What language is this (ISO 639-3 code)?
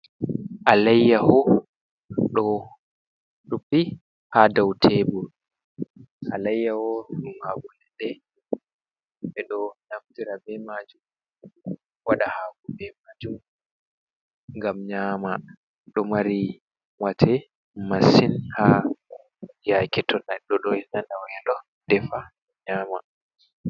ful